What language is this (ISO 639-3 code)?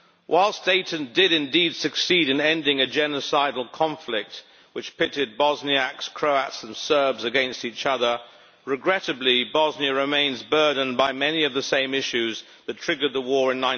eng